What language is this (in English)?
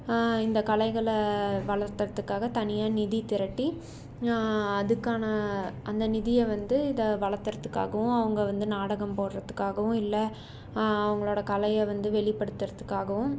Tamil